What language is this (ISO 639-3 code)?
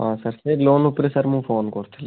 ori